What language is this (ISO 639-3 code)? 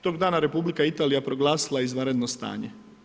hrv